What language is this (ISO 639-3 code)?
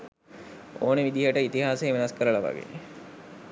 sin